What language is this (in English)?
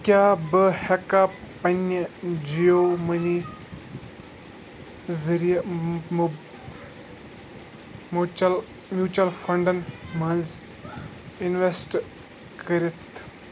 Kashmiri